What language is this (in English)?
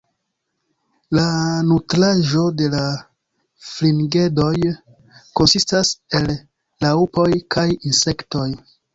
Esperanto